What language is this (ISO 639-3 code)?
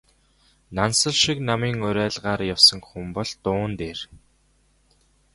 mon